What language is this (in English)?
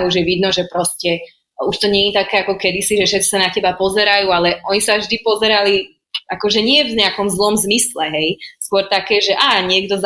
Slovak